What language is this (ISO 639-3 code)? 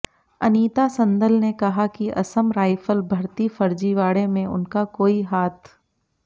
hin